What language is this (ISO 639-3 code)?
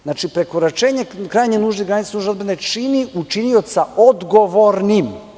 srp